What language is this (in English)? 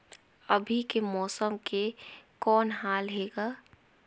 Chhattisgarhi